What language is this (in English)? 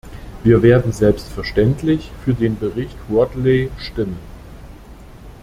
German